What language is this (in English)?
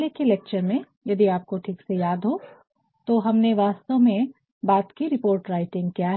Hindi